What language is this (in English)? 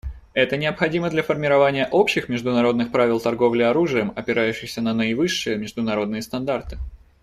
Russian